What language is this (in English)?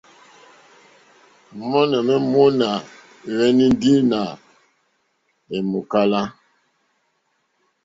Mokpwe